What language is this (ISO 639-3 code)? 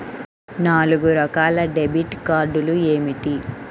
tel